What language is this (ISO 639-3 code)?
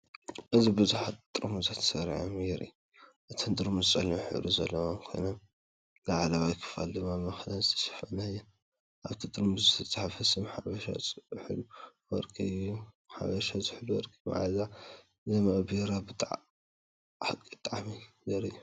tir